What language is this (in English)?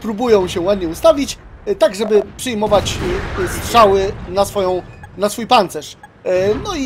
Polish